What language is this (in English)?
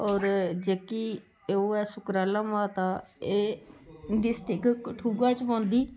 Dogri